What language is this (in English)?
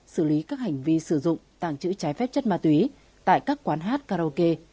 Vietnamese